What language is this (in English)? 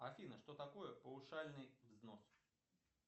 Russian